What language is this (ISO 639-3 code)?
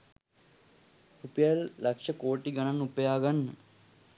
sin